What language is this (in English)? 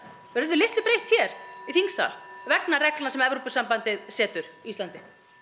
Icelandic